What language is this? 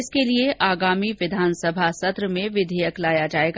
Hindi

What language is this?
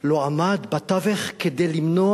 Hebrew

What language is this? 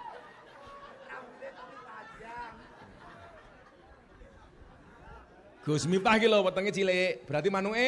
Indonesian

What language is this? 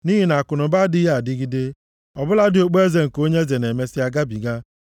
Igbo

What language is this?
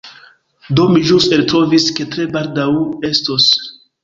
Esperanto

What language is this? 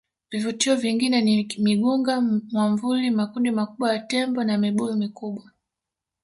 Swahili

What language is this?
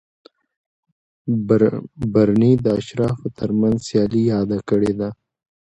Pashto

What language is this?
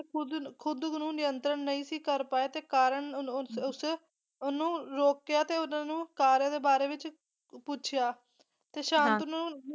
Punjabi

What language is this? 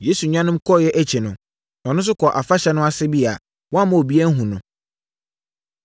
Akan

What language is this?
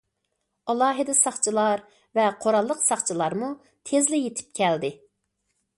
Uyghur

